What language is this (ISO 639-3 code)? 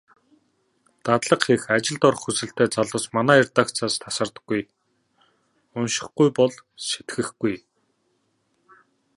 mon